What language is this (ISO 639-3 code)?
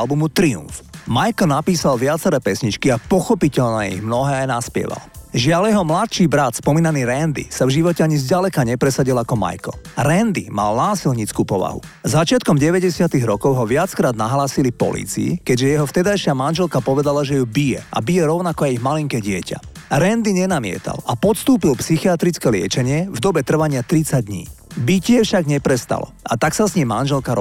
slk